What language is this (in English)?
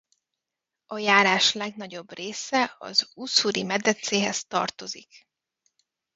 Hungarian